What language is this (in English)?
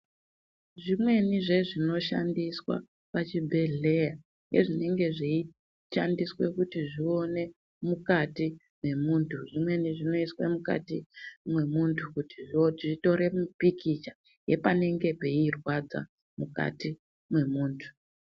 Ndau